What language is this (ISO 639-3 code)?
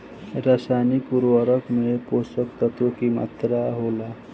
bho